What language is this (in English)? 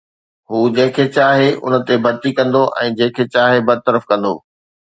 Sindhi